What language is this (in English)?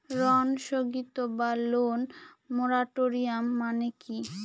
Bangla